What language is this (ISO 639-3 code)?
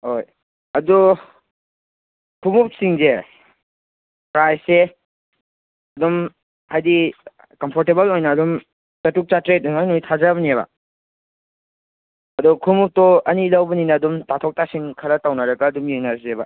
mni